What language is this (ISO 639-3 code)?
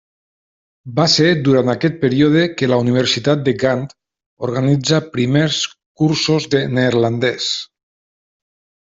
cat